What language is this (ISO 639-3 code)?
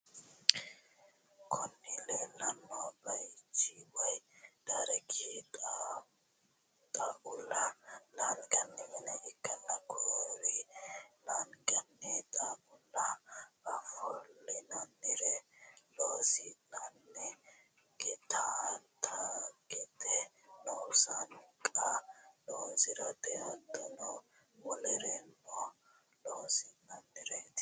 sid